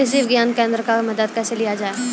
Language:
Maithili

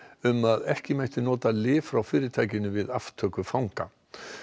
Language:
Icelandic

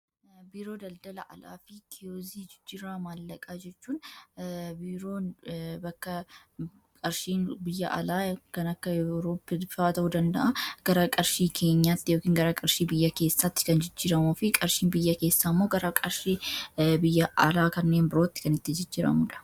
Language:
Oromo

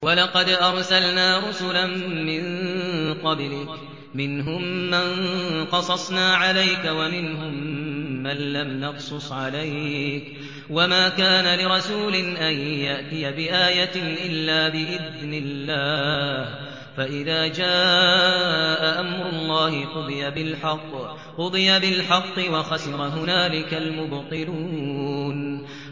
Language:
Arabic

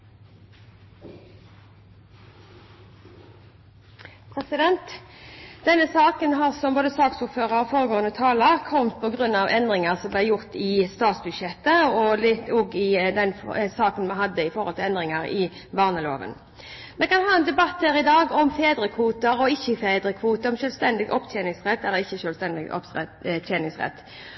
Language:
Norwegian Bokmål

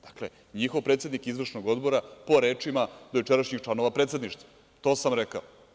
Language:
Serbian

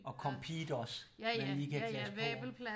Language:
Danish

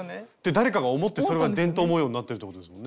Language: Japanese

